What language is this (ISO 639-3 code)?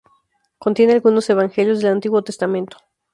spa